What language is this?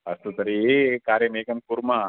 Sanskrit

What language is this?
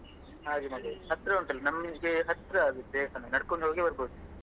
Kannada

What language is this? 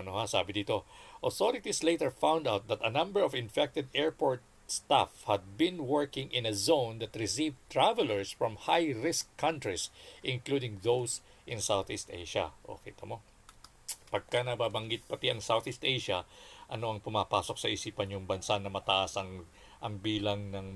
Filipino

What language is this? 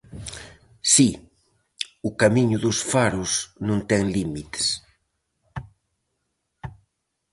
Galician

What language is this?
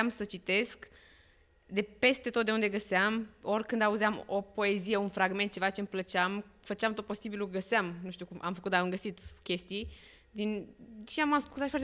Romanian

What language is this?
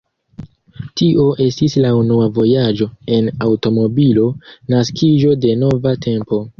Esperanto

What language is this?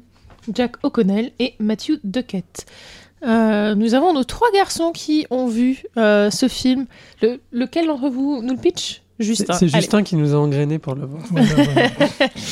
French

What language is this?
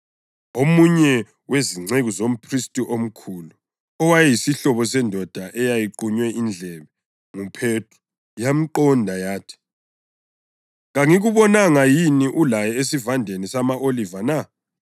North Ndebele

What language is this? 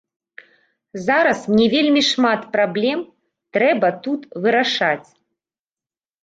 Belarusian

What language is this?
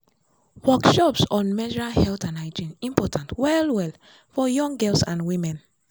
Nigerian Pidgin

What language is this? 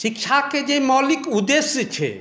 Maithili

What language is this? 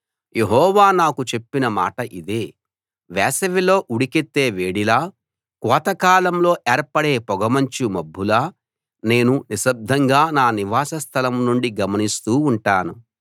Telugu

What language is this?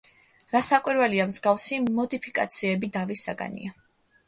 Georgian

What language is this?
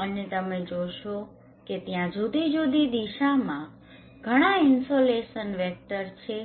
Gujarati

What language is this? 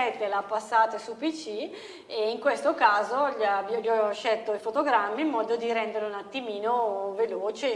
Italian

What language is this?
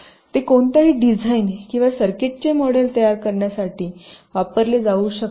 Marathi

